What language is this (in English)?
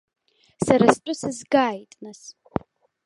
Abkhazian